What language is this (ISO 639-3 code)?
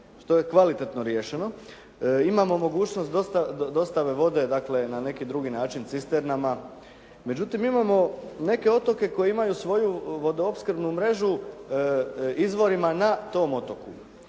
hrv